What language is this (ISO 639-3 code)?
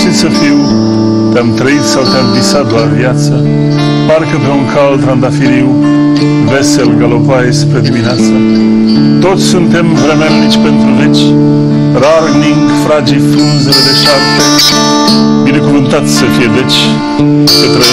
ron